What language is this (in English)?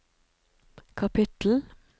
Norwegian